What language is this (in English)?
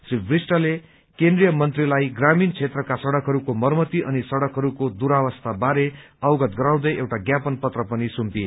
Nepali